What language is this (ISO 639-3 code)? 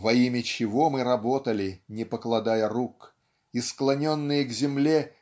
rus